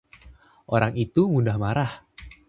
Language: Indonesian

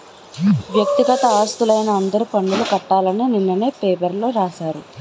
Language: Telugu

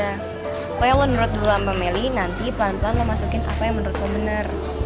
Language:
Indonesian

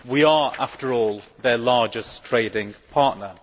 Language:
English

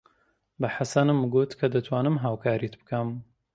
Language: Central Kurdish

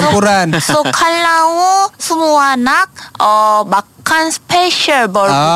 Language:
Malay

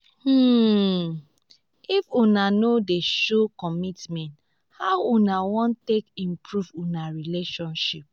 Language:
Nigerian Pidgin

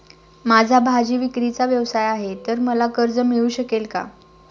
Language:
Marathi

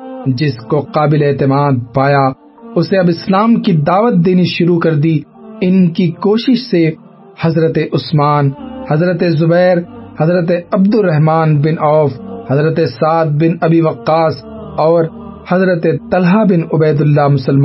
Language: Urdu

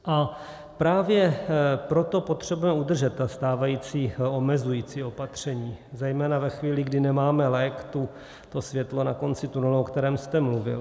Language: Czech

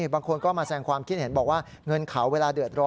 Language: Thai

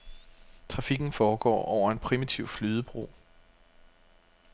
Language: Danish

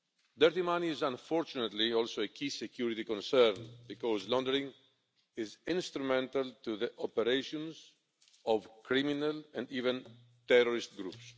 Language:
English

